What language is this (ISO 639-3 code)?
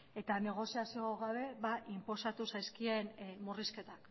eus